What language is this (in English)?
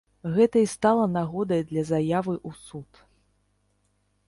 Belarusian